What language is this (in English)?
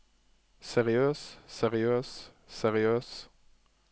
Norwegian